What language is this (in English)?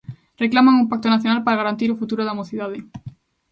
Galician